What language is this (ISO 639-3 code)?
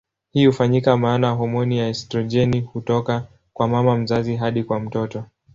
swa